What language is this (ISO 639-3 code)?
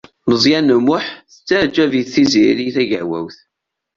kab